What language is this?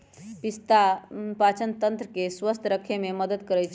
Magahi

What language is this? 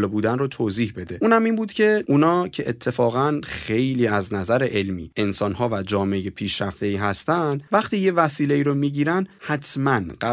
Persian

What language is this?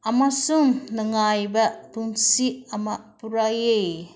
Manipuri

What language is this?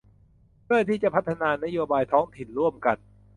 Thai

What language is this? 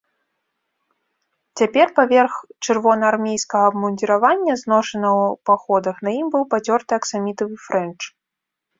Belarusian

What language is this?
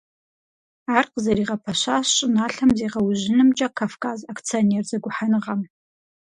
Kabardian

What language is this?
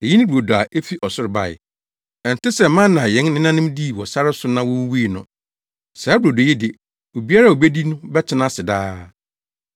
Akan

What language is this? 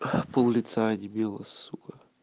Russian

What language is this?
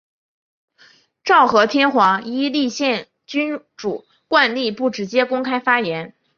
Chinese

